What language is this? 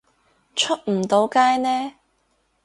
Cantonese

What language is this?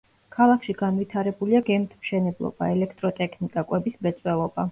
Georgian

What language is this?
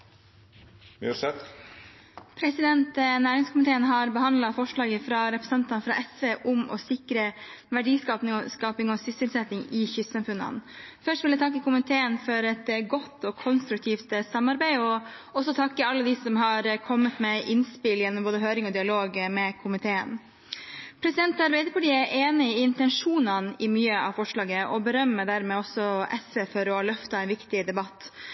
Norwegian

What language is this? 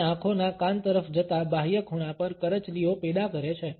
Gujarati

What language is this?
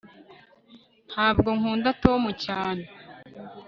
Kinyarwanda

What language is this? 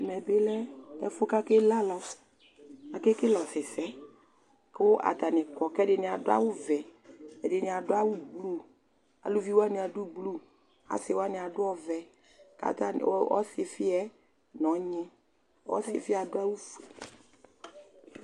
Ikposo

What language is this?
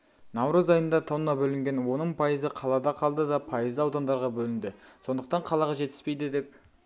Kazakh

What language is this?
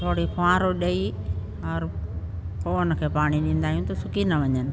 Sindhi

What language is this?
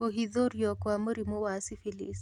Kikuyu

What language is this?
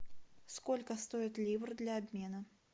Russian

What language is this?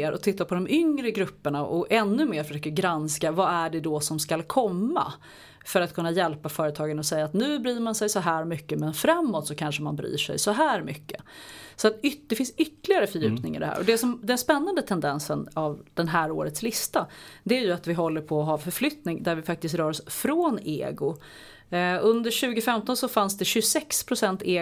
Swedish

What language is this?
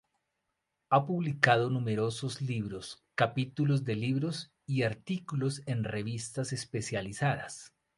Spanish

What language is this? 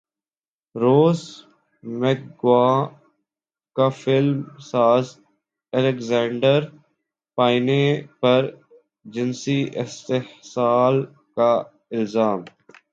Urdu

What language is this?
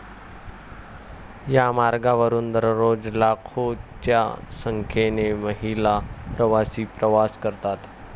Marathi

